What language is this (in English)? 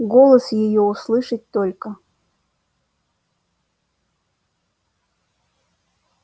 Russian